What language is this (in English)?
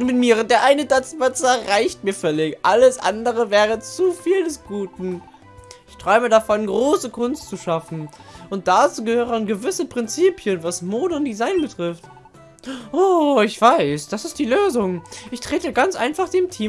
German